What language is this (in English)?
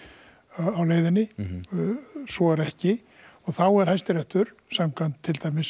Icelandic